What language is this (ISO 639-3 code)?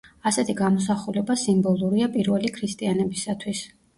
kat